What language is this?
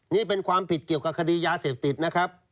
Thai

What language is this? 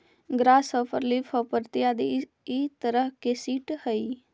Magahi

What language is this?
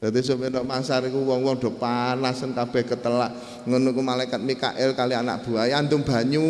Indonesian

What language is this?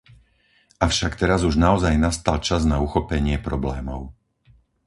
Slovak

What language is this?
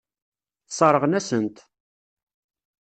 Kabyle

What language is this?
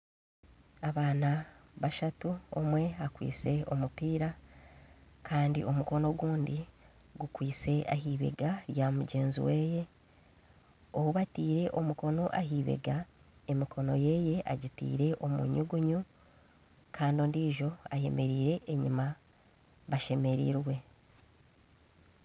Nyankole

